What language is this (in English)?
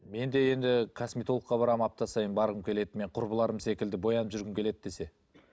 Kazakh